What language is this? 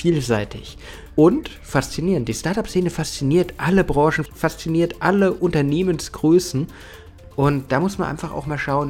German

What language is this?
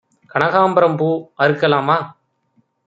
Tamil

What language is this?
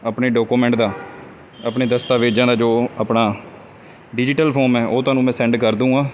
Punjabi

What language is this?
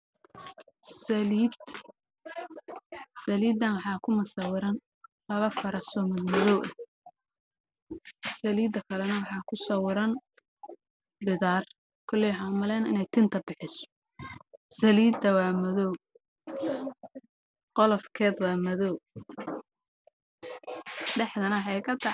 Somali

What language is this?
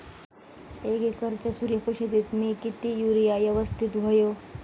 Marathi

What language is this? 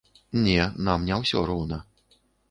Belarusian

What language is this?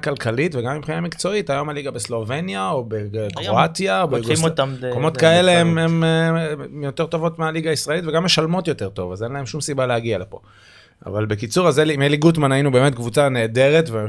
Hebrew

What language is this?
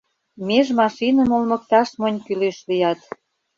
Mari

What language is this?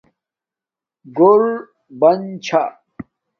Domaaki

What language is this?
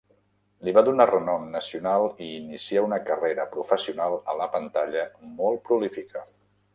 Catalan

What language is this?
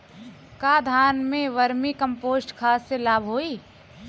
Bhojpuri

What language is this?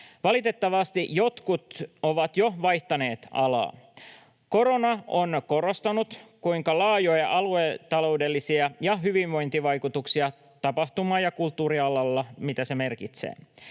Finnish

